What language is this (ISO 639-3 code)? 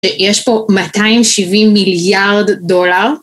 heb